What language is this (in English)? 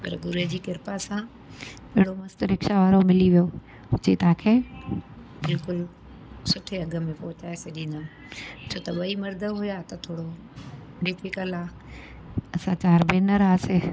Sindhi